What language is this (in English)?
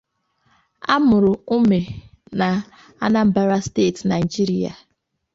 Igbo